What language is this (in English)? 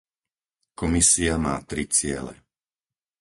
Slovak